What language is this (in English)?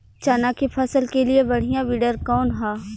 Bhojpuri